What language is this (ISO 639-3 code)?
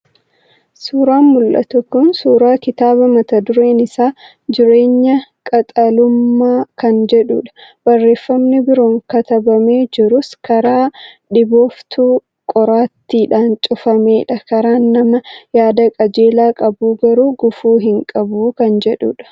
orm